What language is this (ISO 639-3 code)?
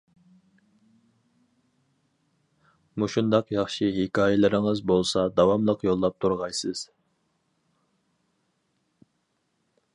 uig